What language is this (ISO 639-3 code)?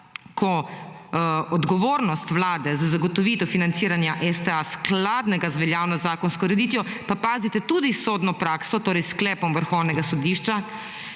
slv